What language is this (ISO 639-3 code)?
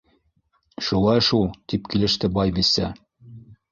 bak